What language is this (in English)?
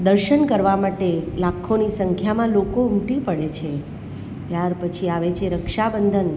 Gujarati